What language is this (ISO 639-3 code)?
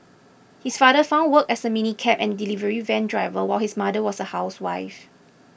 eng